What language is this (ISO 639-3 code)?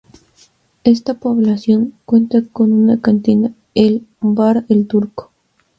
spa